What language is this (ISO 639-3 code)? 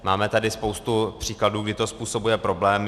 ces